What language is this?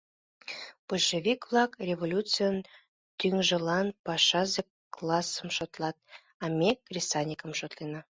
Mari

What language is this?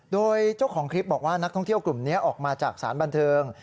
Thai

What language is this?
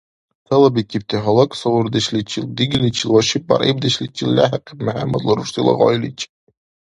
Dargwa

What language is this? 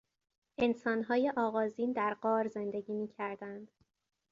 Persian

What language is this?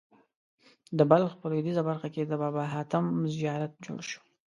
Pashto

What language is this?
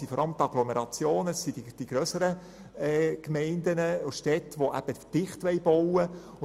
Swiss German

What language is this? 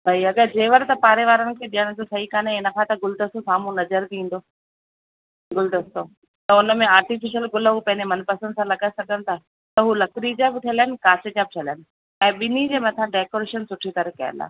Sindhi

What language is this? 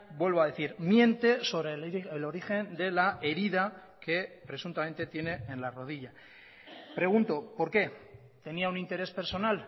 Spanish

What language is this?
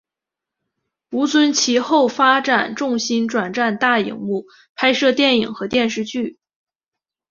Chinese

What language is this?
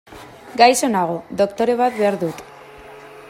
Basque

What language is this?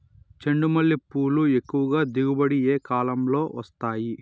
Telugu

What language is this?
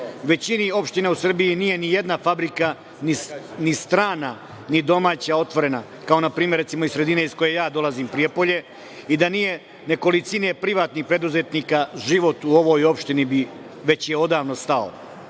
Serbian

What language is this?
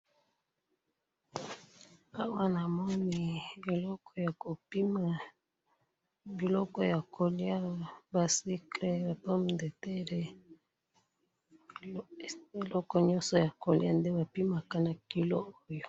Lingala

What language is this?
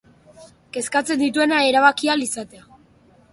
Basque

